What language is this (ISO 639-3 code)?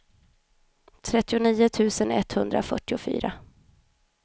swe